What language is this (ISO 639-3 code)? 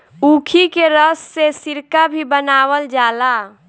bho